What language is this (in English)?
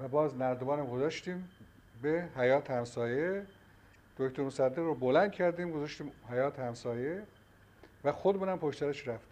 Persian